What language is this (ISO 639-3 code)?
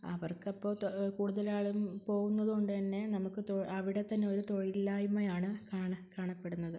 mal